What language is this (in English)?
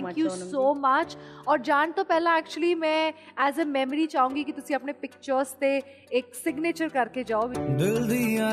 Punjabi